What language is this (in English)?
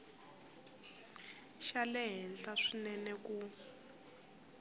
Tsonga